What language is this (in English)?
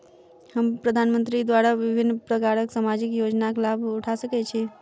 Maithili